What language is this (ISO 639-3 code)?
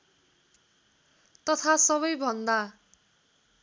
nep